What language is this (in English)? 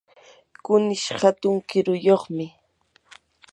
Yanahuanca Pasco Quechua